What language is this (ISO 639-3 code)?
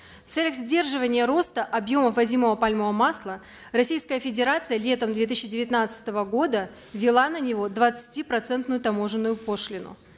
kaz